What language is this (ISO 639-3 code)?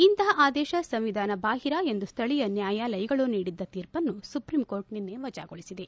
kan